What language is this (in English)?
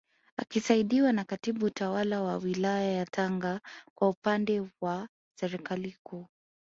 Swahili